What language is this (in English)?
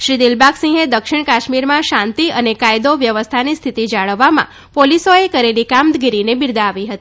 Gujarati